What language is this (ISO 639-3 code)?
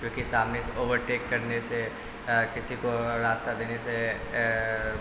urd